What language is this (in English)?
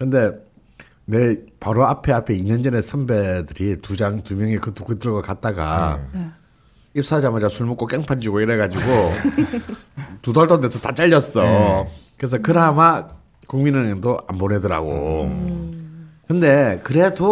Korean